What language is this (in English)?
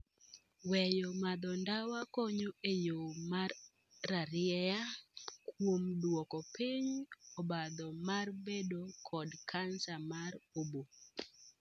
Luo (Kenya and Tanzania)